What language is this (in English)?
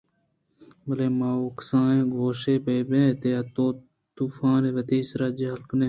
Eastern Balochi